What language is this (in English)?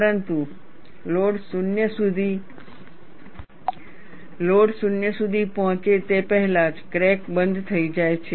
Gujarati